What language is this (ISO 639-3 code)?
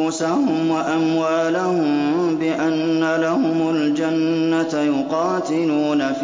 ara